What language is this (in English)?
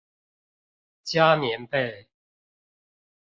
Chinese